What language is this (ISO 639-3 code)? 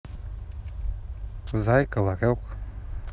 rus